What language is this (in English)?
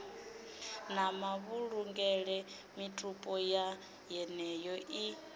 Venda